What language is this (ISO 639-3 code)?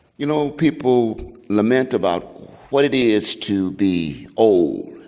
eng